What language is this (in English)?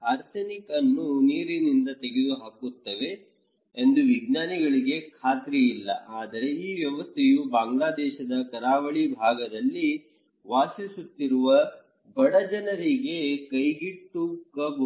Kannada